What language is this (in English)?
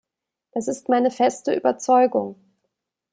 German